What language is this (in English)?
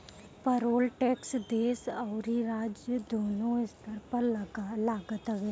Bhojpuri